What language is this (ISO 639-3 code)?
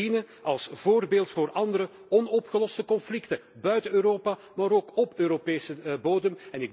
nld